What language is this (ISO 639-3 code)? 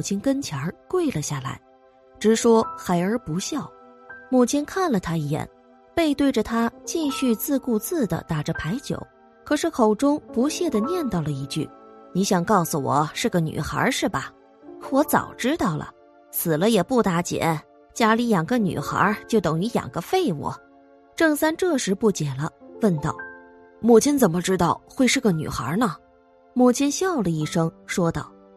zho